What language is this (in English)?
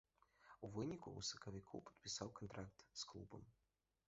Belarusian